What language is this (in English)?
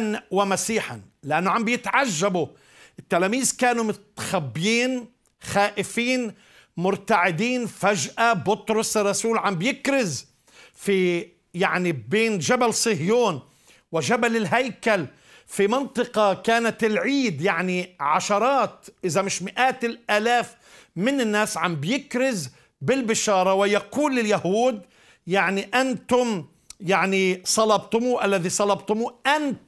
Arabic